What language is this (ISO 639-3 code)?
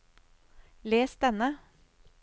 nor